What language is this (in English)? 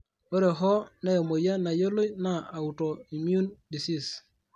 Masai